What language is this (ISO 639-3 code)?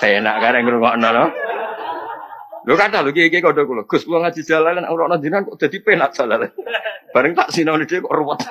ind